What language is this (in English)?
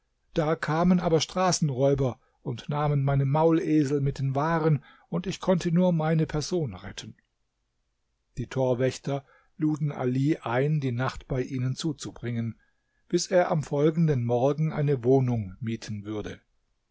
German